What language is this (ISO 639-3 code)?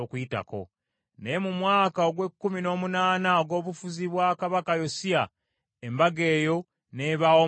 lug